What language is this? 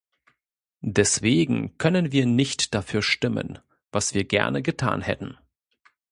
German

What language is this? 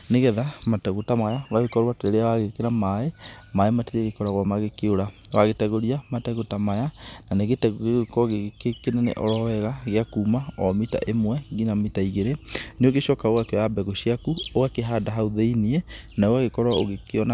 Kikuyu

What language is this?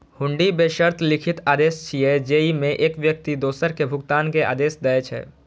Maithili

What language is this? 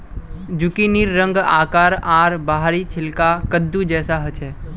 Magahi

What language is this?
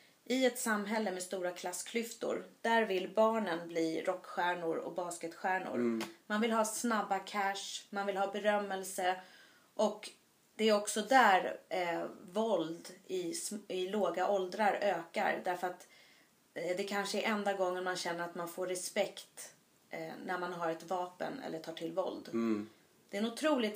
Swedish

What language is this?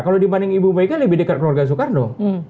Indonesian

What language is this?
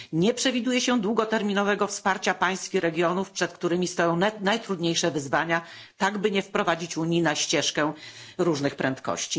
Polish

